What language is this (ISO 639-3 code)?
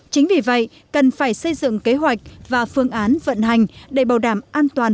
vie